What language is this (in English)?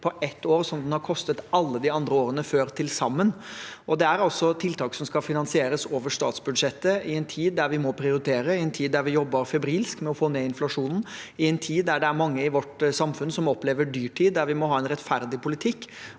Norwegian